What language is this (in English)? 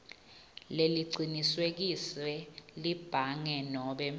Swati